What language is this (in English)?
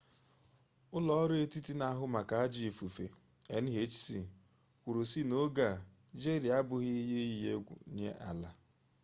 Igbo